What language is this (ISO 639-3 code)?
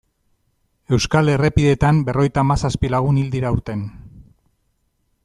eus